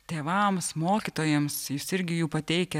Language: Lithuanian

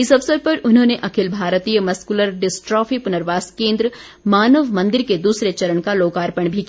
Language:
Hindi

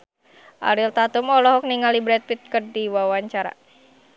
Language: Sundanese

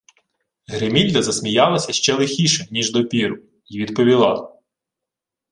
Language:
Ukrainian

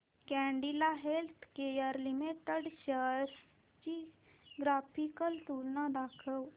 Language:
Marathi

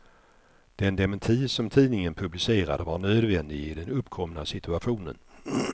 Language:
Swedish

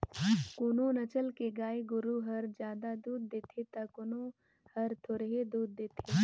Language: Chhattisgarhi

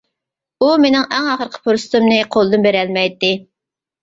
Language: Uyghur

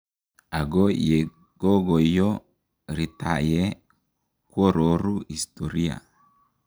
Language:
Kalenjin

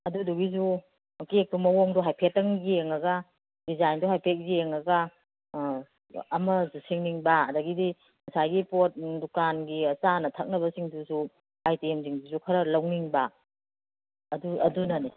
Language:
Manipuri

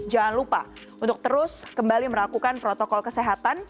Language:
Indonesian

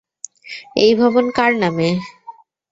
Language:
Bangla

